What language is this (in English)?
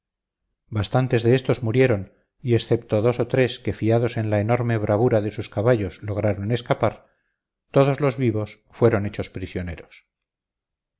Spanish